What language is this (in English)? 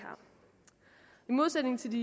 Danish